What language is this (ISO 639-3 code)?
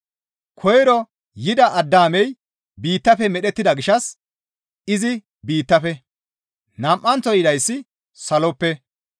gmv